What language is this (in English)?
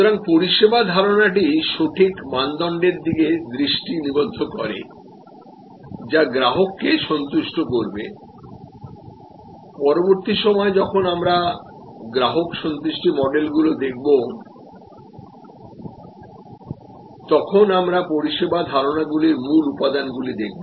Bangla